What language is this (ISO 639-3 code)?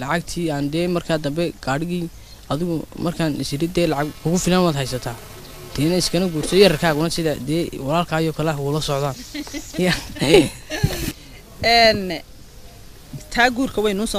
ara